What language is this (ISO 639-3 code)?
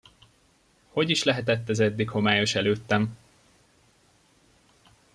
hun